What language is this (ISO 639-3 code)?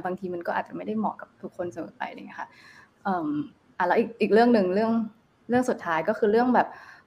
tha